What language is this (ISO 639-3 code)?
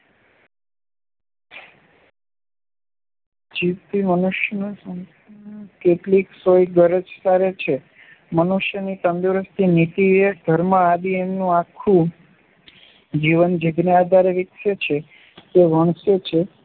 guj